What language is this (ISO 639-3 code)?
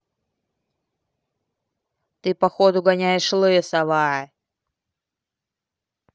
rus